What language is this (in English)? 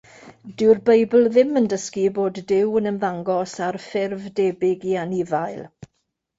Welsh